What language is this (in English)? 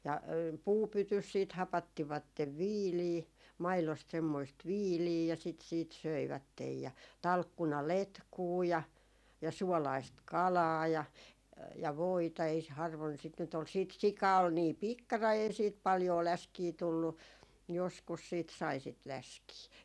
Finnish